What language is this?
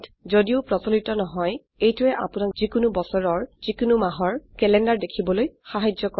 Assamese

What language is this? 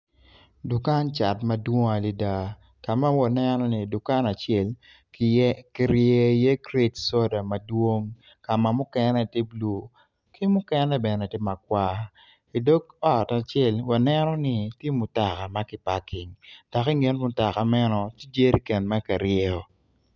Acoli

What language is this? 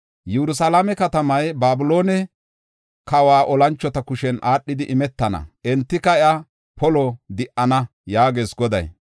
Gofa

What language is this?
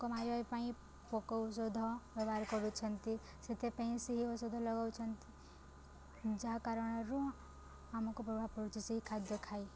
Odia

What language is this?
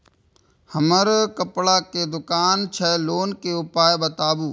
Maithili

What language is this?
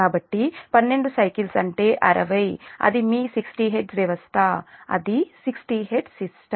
Telugu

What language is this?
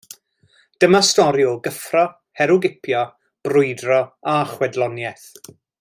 Welsh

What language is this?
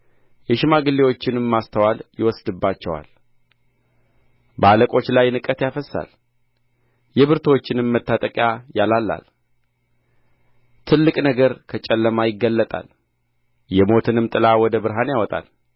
Amharic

